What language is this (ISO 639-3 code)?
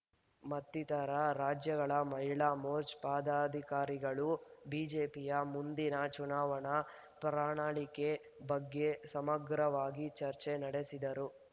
kan